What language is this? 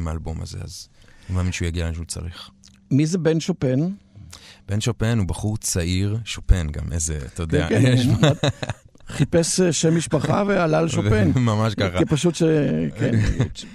Hebrew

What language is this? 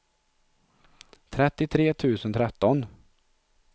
Swedish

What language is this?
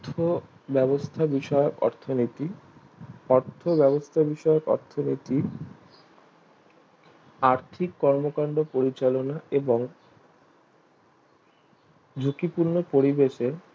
Bangla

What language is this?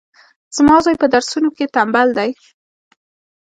Pashto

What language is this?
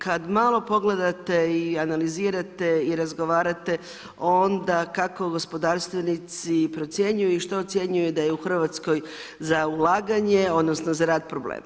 Croatian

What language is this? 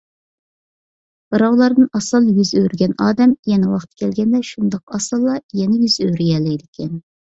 Uyghur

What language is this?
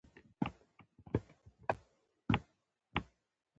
Pashto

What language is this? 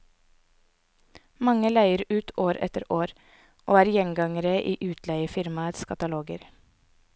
Norwegian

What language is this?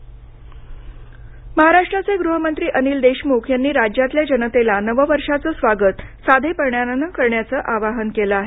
Marathi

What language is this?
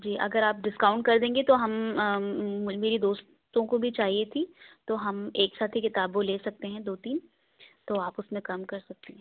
Urdu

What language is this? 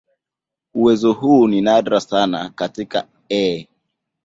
Swahili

